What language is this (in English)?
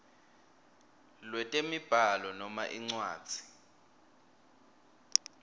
Swati